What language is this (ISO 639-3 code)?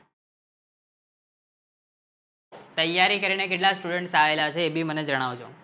guj